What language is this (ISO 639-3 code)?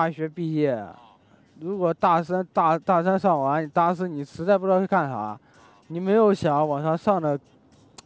zho